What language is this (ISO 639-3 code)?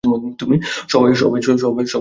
ben